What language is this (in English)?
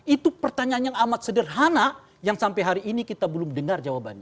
Indonesian